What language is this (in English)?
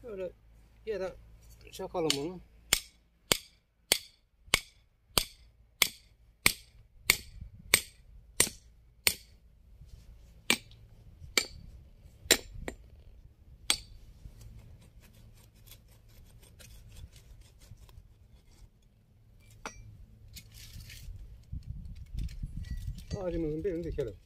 Turkish